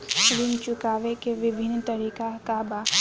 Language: Bhojpuri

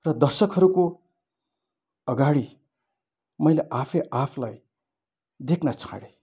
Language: Nepali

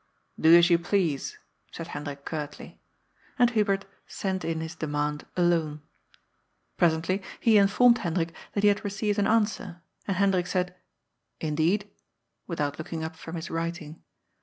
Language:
English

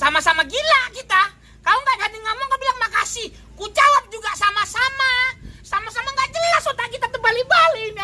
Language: Indonesian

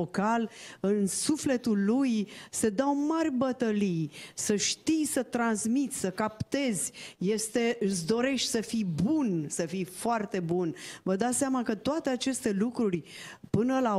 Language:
Romanian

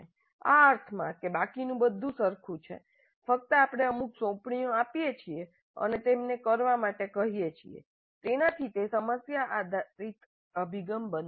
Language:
Gujarati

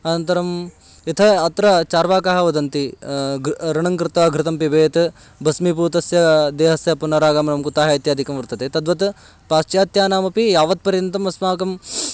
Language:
Sanskrit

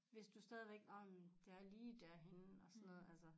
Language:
Danish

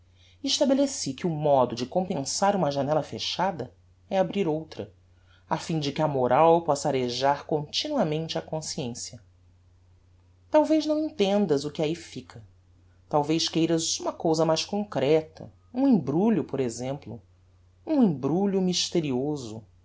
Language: Portuguese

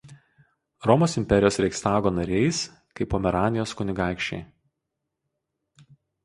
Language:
Lithuanian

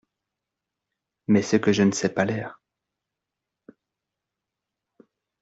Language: French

